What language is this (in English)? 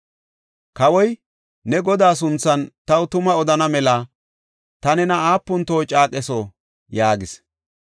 Gofa